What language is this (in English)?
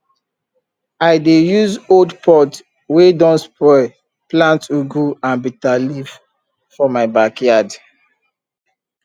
Nigerian Pidgin